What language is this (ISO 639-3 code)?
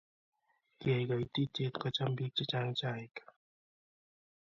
kln